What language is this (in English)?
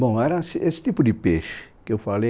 Portuguese